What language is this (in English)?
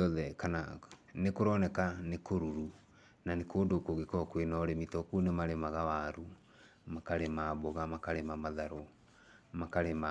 Kikuyu